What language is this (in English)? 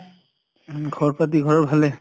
Assamese